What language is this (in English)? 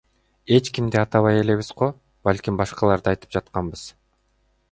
Kyrgyz